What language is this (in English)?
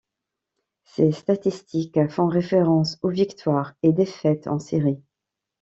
French